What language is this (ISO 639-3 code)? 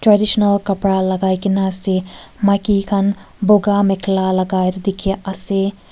nag